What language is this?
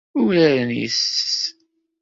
Kabyle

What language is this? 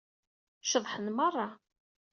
Kabyle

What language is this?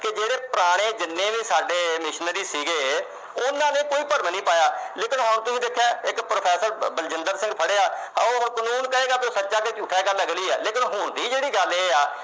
Punjabi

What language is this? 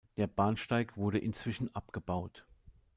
German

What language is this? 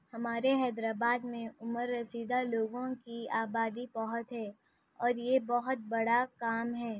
Urdu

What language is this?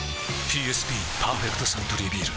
Japanese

